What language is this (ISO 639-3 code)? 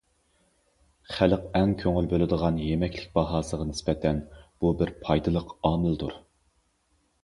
uig